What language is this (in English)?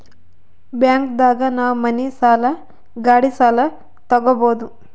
Kannada